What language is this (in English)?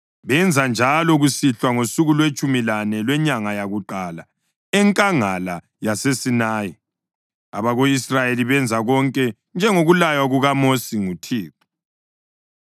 North Ndebele